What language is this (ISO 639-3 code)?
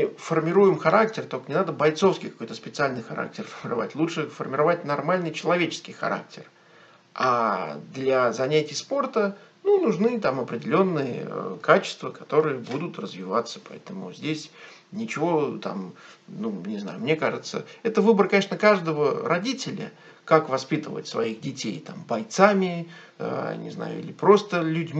rus